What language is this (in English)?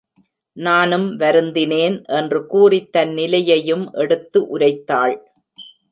Tamil